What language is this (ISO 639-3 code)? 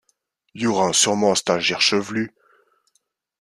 fra